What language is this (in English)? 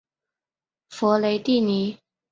Chinese